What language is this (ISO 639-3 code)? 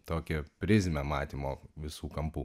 lit